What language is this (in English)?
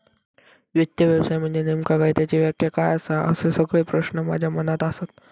Marathi